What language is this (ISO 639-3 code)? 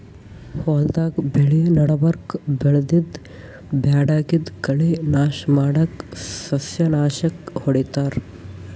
kan